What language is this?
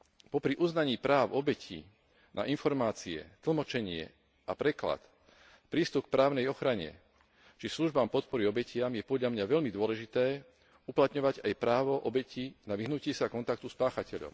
Slovak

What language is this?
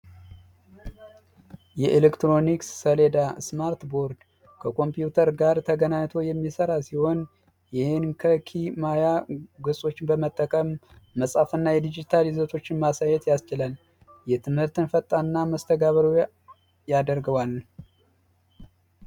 Amharic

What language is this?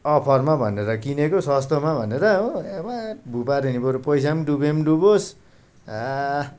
Nepali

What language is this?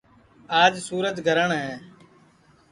Sansi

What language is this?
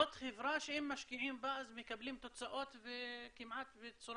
Hebrew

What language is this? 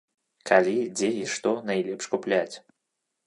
Belarusian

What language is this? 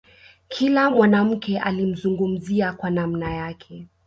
Swahili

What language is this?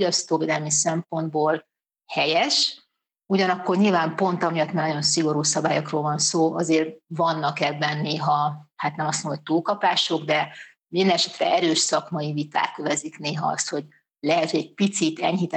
Hungarian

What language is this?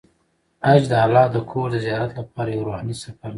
Pashto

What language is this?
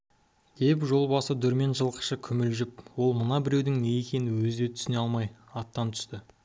Kazakh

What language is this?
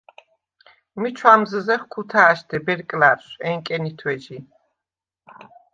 Svan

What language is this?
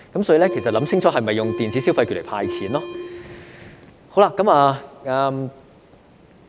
Cantonese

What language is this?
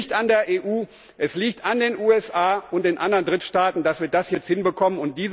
German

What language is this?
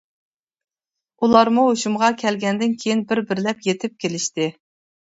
Uyghur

